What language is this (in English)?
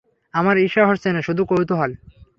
Bangla